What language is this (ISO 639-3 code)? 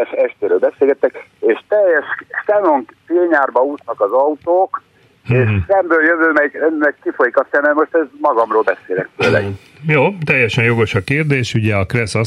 hun